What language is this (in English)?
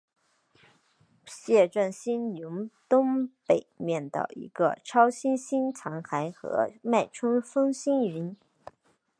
Chinese